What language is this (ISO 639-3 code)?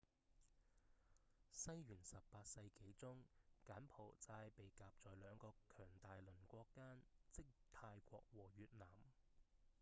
yue